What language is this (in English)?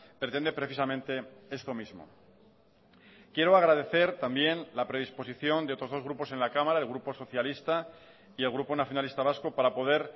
Spanish